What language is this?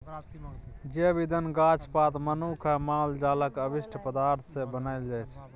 Maithili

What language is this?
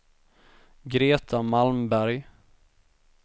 Swedish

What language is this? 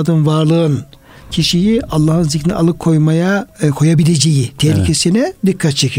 Turkish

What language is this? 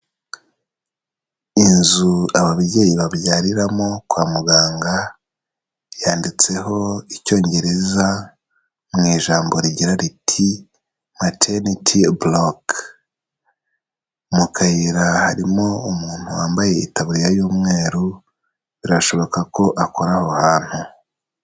Kinyarwanda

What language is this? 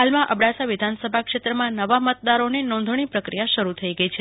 Gujarati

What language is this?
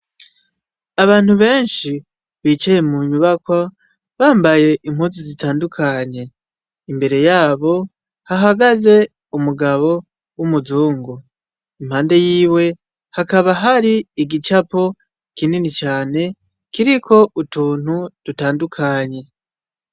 Rundi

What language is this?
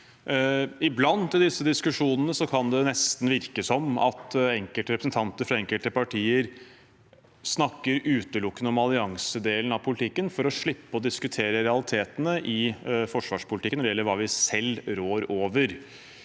Norwegian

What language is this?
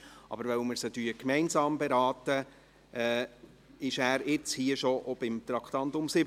Swiss German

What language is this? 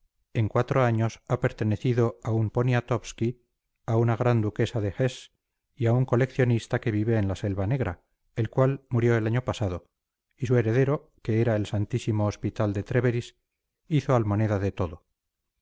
Spanish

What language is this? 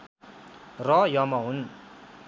Nepali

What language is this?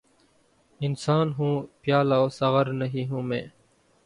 Urdu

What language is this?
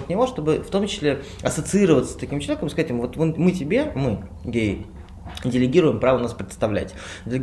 Russian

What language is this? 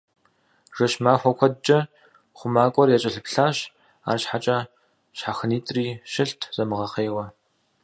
Kabardian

